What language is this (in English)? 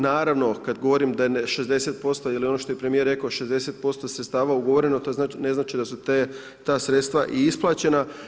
Croatian